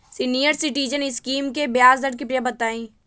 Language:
Magahi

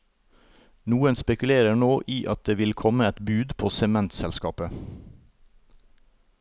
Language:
Norwegian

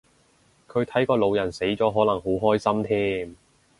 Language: Cantonese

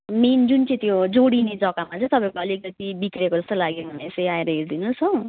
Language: Nepali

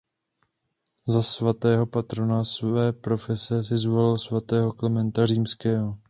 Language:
Czech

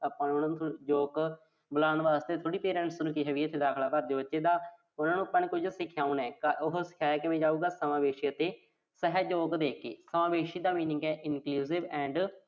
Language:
Punjabi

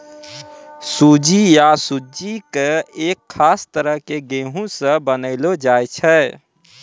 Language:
Maithili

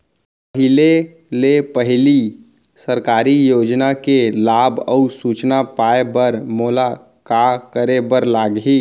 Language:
Chhattisgarhi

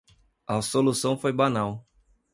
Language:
Portuguese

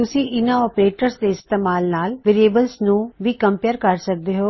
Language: Punjabi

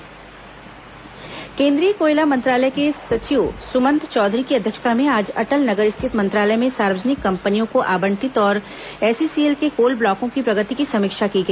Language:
Hindi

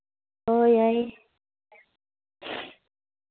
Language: Manipuri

